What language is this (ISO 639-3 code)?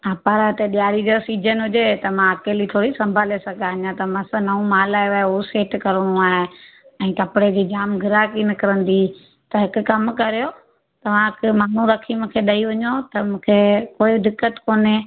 snd